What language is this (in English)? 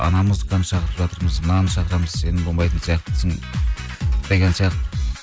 Kazakh